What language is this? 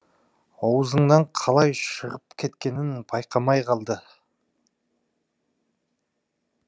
Kazakh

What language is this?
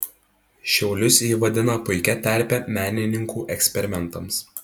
Lithuanian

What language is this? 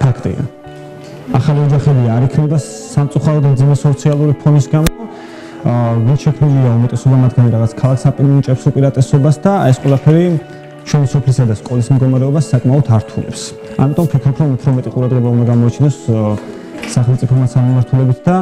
Polish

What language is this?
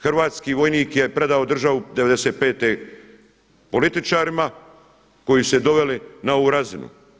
Croatian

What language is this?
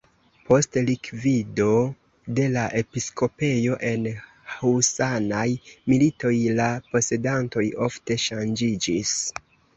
Esperanto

